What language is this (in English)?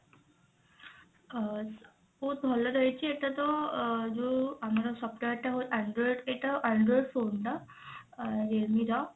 Odia